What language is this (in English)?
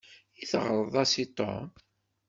Kabyle